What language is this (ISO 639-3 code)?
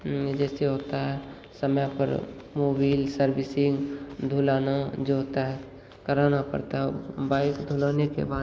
hin